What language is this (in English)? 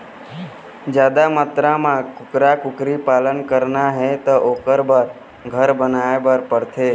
Chhattisgarhi